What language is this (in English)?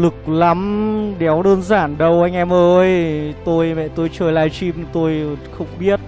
Vietnamese